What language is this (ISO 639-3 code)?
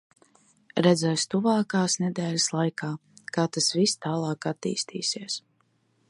lav